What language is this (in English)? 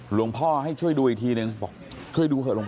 Thai